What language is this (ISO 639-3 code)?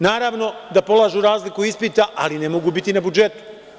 srp